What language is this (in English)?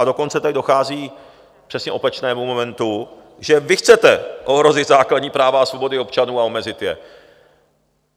Czech